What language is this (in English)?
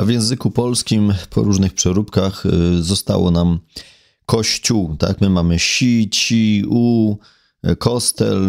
Polish